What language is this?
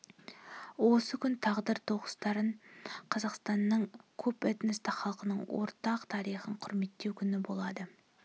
Kazakh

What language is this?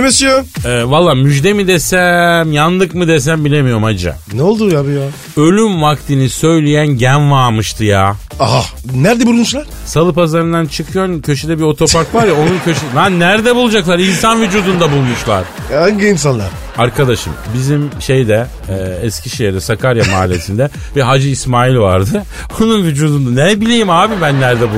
Turkish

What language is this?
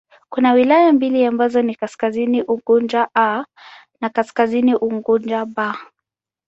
Swahili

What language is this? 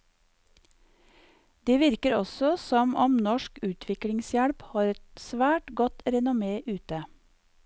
Norwegian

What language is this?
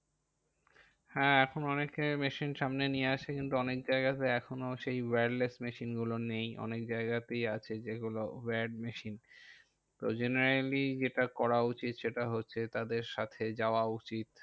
Bangla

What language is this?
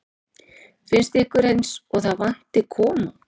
Icelandic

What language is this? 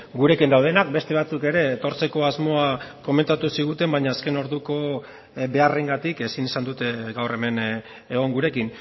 Basque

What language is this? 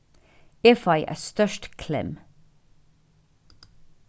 Faroese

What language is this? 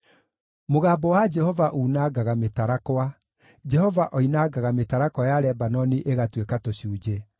Kikuyu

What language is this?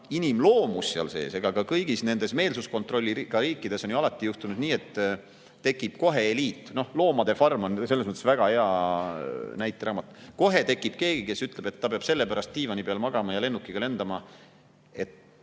Estonian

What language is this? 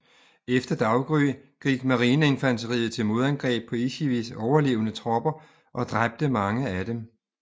Danish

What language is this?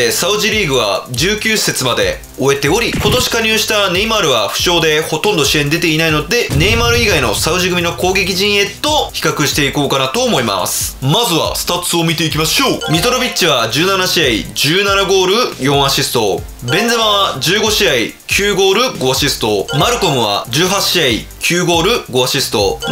Japanese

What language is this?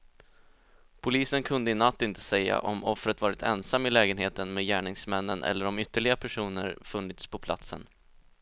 Swedish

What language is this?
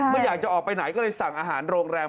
Thai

